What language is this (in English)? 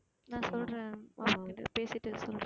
Tamil